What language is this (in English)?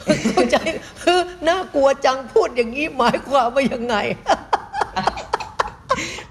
Thai